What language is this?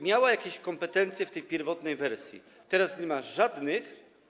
Polish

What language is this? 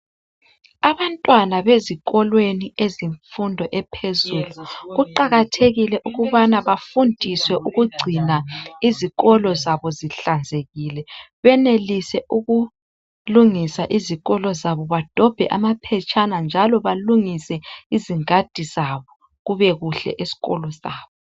North Ndebele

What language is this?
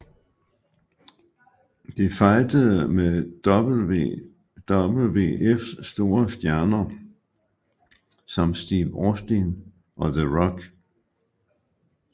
Danish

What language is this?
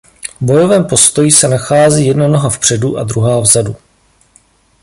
Czech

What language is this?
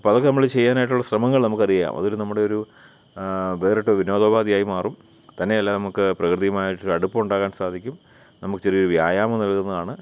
Malayalam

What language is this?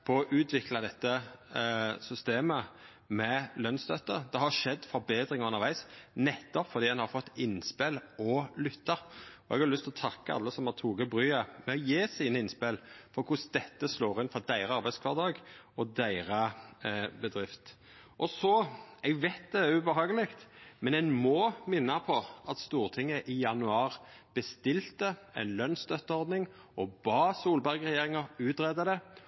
Norwegian Nynorsk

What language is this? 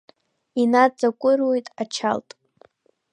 Abkhazian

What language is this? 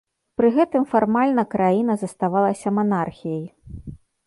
Belarusian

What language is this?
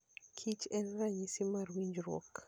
Luo (Kenya and Tanzania)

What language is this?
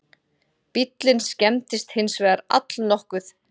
Icelandic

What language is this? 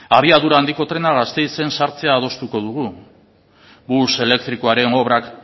Basque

